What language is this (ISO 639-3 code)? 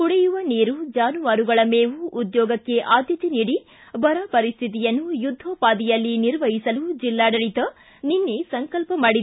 kan